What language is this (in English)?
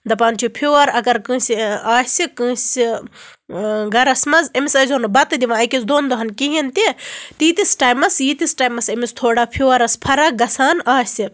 Kashmiri